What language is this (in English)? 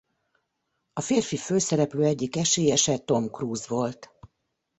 Hungarian